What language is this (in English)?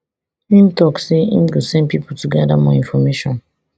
Nigerian Pidgin